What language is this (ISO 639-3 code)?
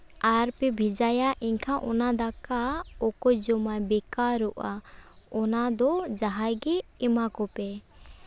sat